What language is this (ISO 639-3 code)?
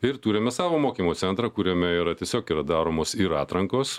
lit